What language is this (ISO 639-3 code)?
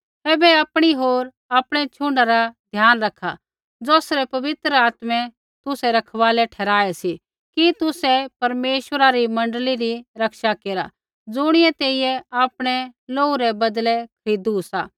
kfx